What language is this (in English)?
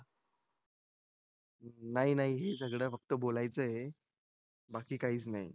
Marathi